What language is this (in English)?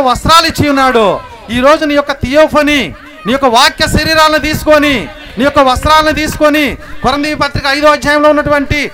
Telugu